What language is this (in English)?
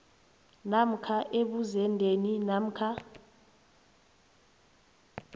South Ndebele